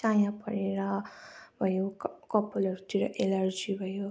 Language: Nepali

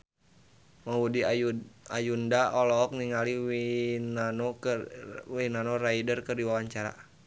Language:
Sundanese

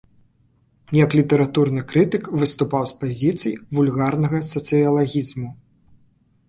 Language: Belarusian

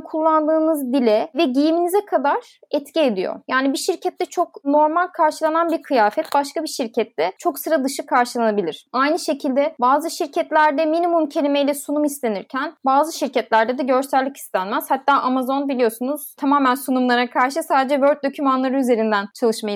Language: Turkish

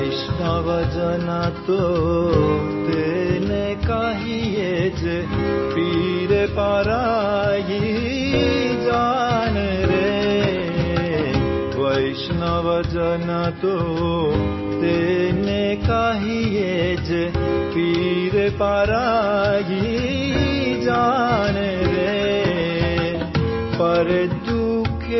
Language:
Odia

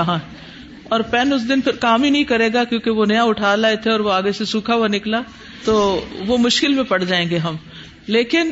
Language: Urdu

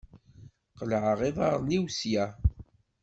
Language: Kabyle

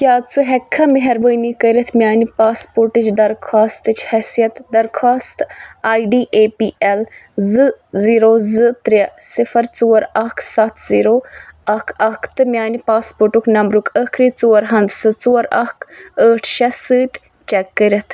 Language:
Kashmiri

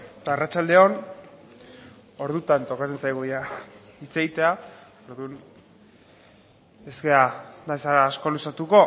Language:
Basque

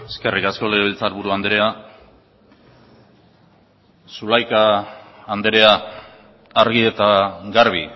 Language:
Basque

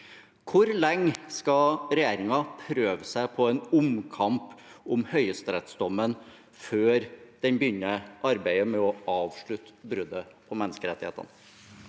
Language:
Norwegian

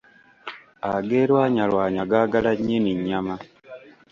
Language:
Ganda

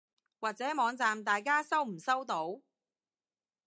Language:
Cantonese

